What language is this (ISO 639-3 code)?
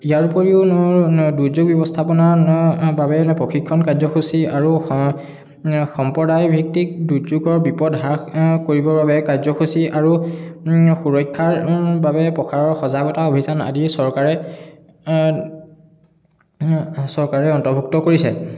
asm